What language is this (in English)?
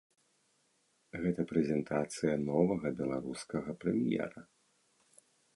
Belarusian